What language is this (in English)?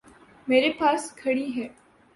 Urdu